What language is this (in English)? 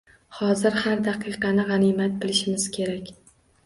Uzbek